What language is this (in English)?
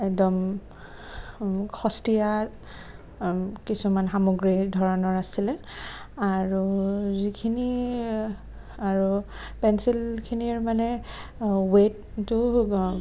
Assamese